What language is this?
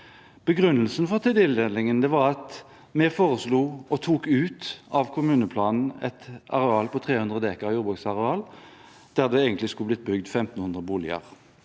Norwegian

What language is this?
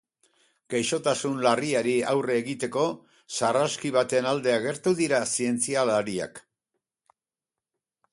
Basque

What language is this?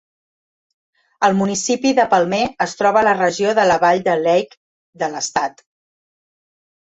Catalan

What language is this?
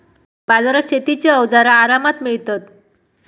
Marathi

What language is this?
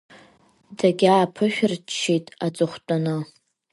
Abkhazian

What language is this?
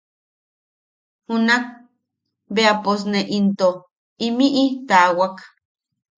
Yaqui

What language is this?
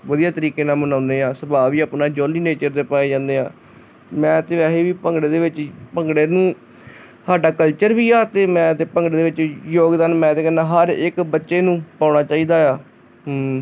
Punjabi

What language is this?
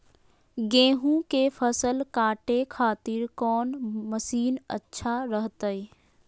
Magahi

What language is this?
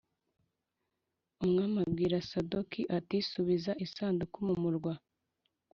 Kinyarwanda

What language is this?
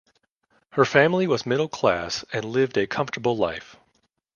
English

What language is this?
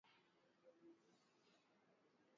Swahili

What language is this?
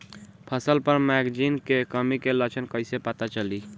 Bhojpuri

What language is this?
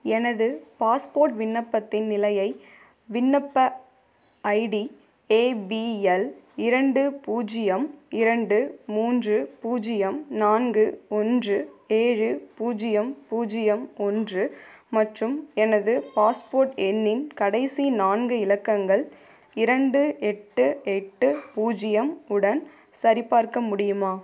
Tamil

